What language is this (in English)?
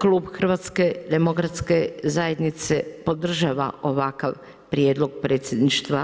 Croatian